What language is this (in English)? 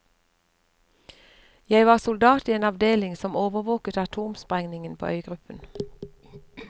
Norwegian